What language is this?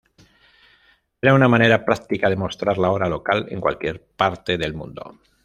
Spanish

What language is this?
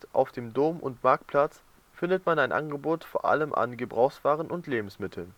German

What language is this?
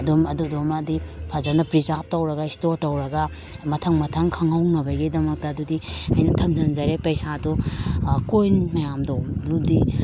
Manipuri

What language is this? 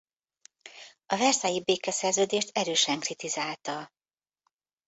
Hungarian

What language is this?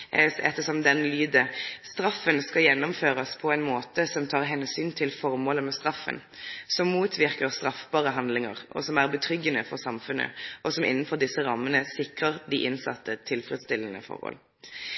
Norwegian Nynorsk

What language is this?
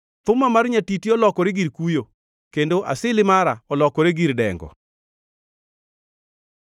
Luo (Kenya and Tanzania)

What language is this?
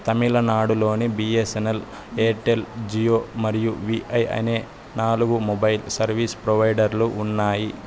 Telugu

